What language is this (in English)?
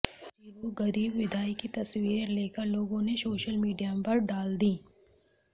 Hindi